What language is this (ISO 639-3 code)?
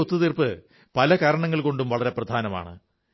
mal